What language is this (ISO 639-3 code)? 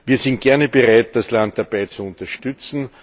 deu